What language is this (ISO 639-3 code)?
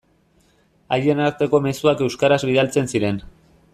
eus